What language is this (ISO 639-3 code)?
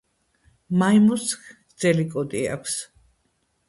kat